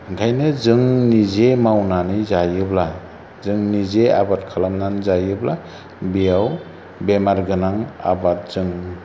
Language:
Bodo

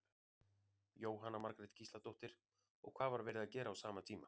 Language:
Icelandic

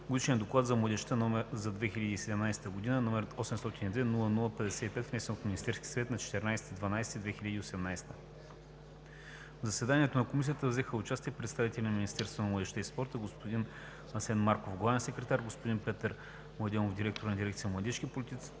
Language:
Bulgarian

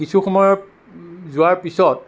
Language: Assamese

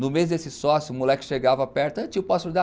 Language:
Portuguese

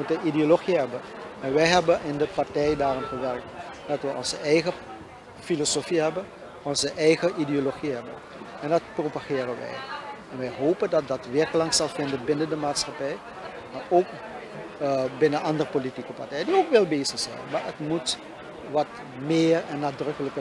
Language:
Dutch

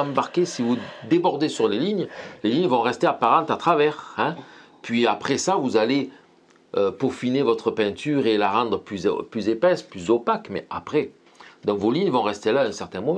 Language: French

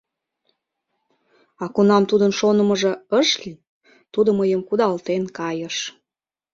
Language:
Mari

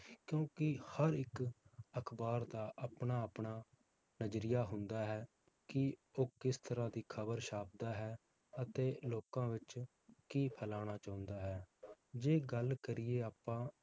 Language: Punjabi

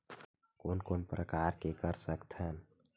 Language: Chhattisgarhi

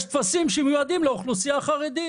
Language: Hebrew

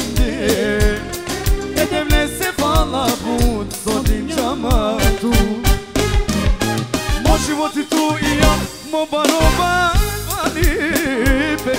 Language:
Arabic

